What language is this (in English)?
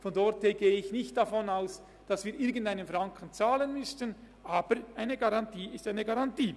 Swiss German